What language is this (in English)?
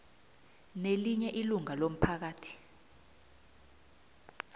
South Ndebele